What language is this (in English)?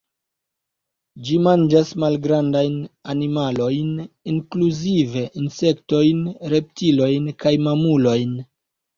Esperanto